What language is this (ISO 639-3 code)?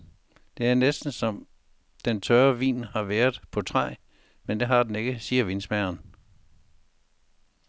dan